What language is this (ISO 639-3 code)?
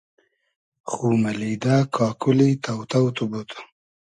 haz